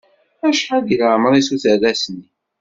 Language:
Kabyle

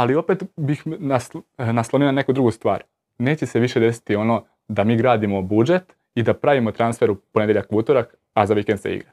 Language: Croatian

